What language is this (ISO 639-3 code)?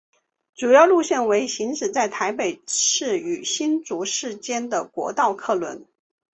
zho